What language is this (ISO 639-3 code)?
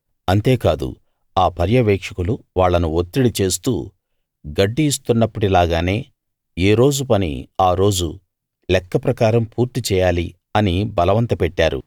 tel